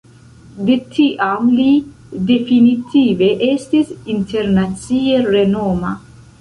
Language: Esperanto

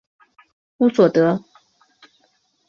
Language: Chinese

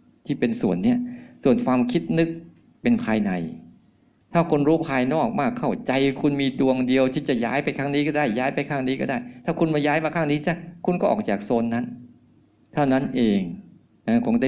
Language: Thai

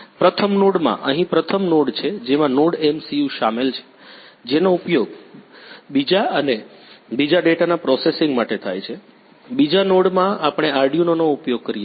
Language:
Gujarati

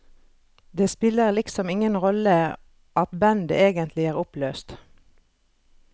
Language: Norwegian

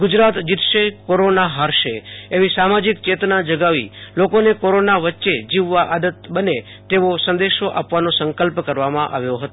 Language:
Gujarati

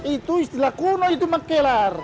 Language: Indonesian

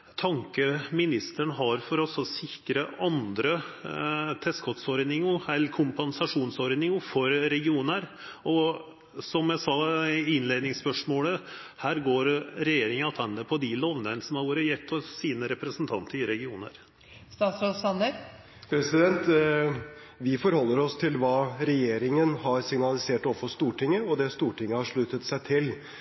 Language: Norwegian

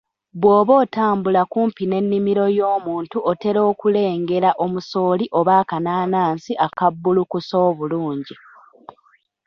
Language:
Ganda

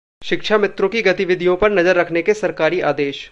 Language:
Hindi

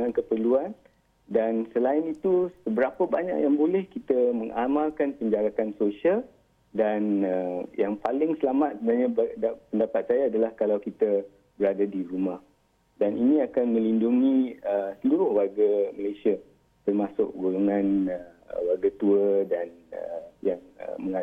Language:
Malay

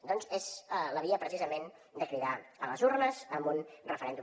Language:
Catalan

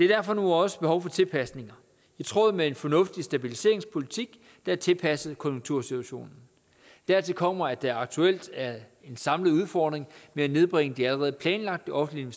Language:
Danish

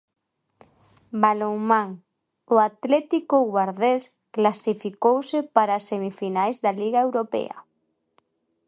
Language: Galician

